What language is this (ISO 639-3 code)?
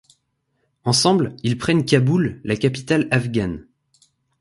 fra